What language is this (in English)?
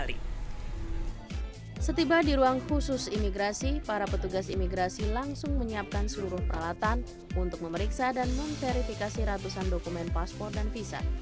Indonesian